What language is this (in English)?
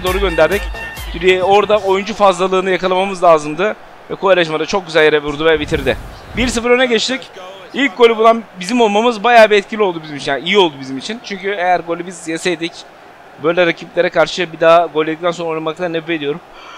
Turkish